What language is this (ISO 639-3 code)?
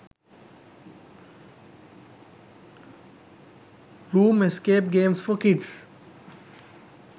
sin